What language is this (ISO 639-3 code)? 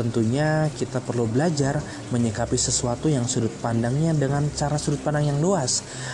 ind